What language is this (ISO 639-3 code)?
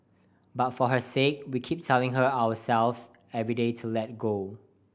eng